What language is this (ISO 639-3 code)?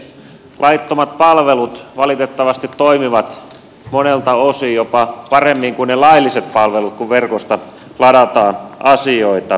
fin